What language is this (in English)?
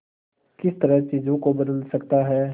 Hindi